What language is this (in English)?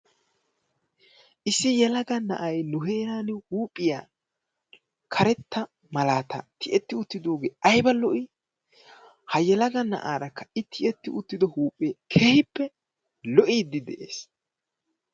Wolaytta